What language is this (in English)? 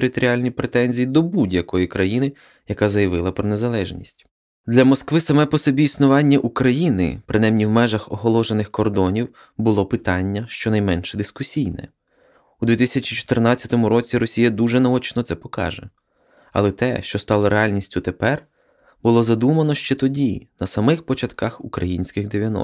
Ukrainian